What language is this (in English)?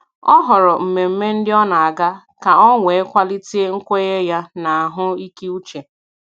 Igbo